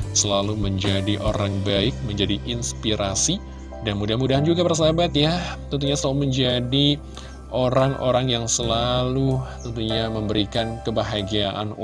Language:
Indonesian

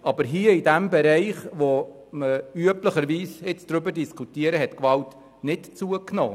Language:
Swiss German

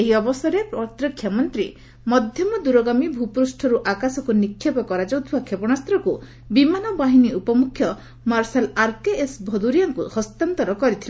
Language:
Odia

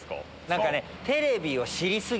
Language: Japanese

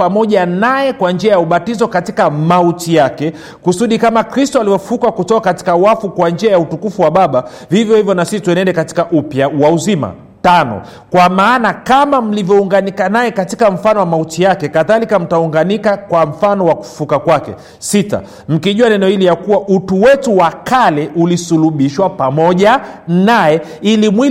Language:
Swahili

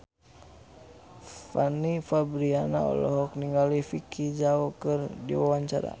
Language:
Sundanese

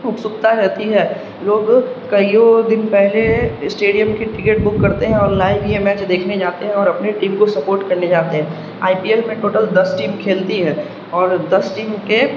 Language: Urdu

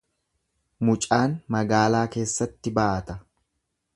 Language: Oromo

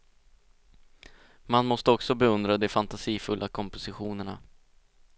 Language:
Swedish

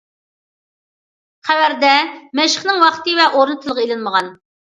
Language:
Uyghur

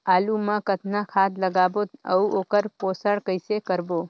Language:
Chhattisgarhi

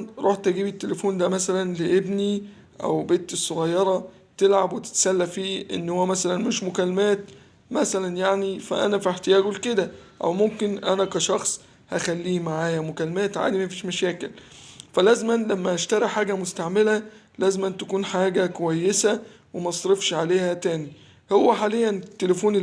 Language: Arabic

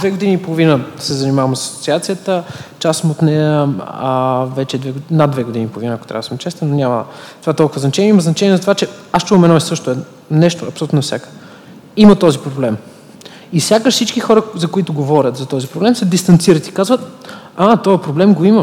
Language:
Bulgarian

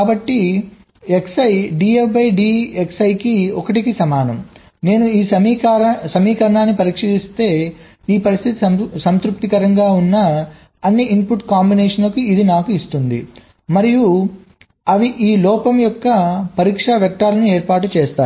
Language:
Telugu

